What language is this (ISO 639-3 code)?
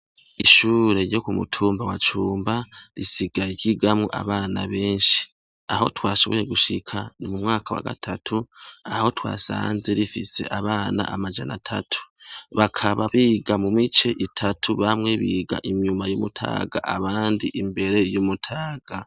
run